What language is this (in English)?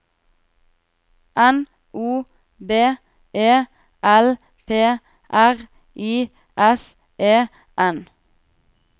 Norwegian